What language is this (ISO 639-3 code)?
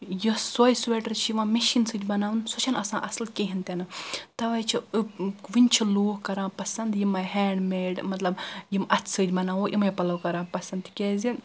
kas